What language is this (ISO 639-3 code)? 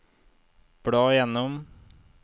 nor